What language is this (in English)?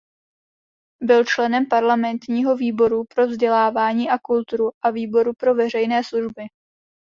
Czech